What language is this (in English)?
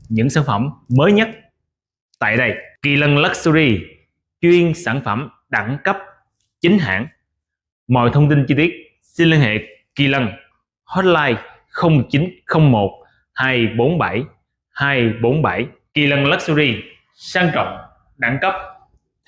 Vietnamese